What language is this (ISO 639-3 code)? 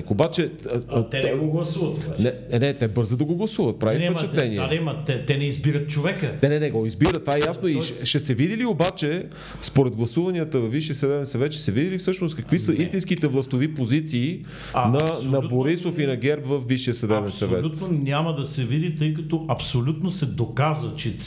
bul